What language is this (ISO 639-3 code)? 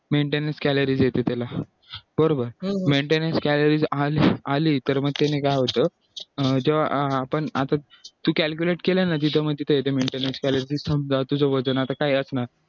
mar